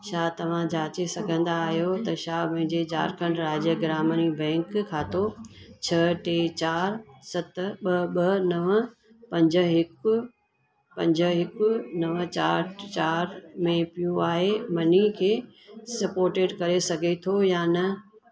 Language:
Sindhi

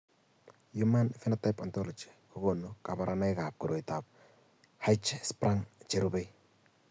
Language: Kalenjin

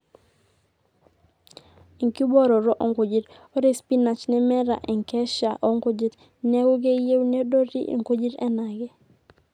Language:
Masai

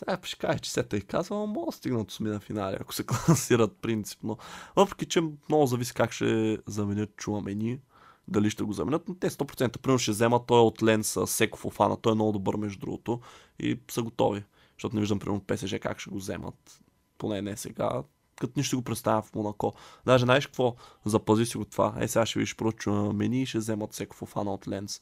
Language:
Bulgarian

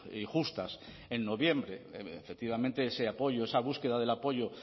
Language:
Spanish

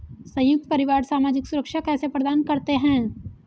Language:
Hindi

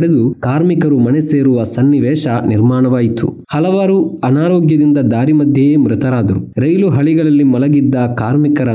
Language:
Kannada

